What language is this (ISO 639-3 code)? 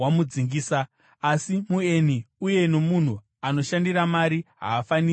sna